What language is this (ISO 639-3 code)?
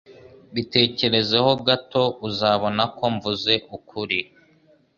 kin